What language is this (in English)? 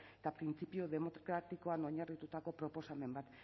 Basque